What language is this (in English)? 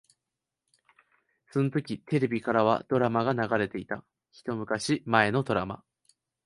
Japanese